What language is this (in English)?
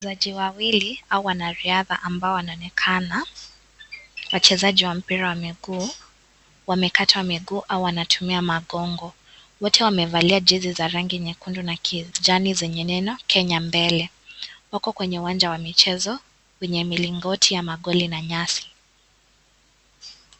Swahili